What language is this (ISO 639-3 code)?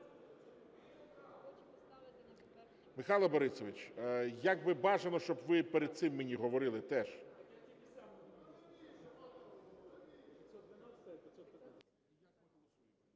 ukr